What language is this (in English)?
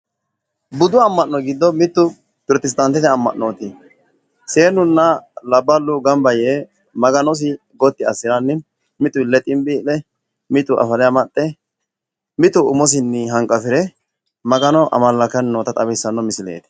Sidamo